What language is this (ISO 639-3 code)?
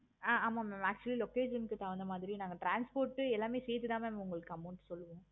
tam